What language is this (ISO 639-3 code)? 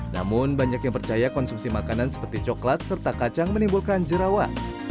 ind